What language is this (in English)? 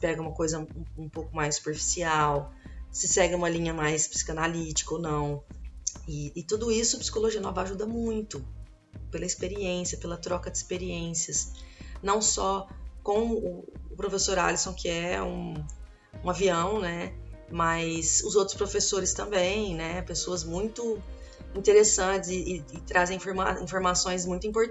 Portuguese